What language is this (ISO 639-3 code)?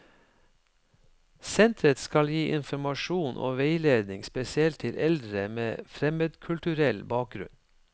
nor